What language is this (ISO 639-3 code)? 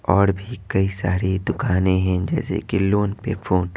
hin